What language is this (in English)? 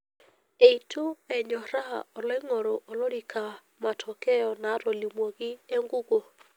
Masai